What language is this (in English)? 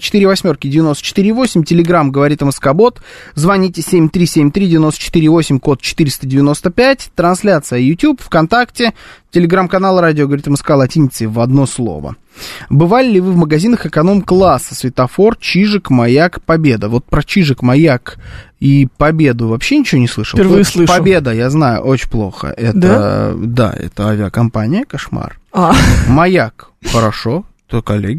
Russian